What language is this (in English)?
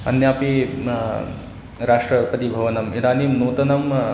Sanskrit